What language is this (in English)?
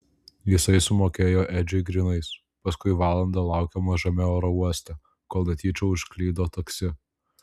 Lithuanian